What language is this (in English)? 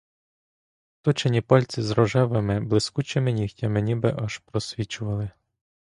Ukrainian